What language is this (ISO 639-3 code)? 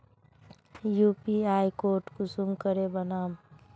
mag